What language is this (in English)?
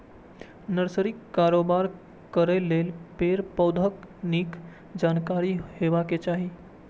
Maithili